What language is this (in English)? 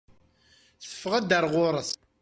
Kabyle